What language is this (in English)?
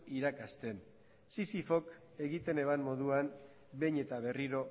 Basque